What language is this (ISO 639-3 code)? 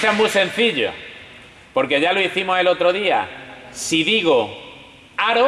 spa